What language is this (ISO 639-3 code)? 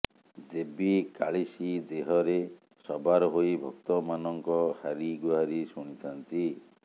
ori